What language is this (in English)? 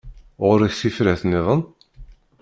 Kabyle